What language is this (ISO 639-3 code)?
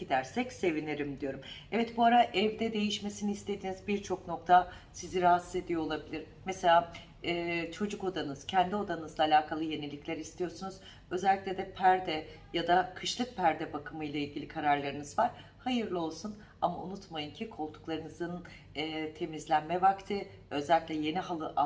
tur